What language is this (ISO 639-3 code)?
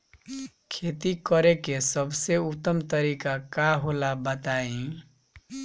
bho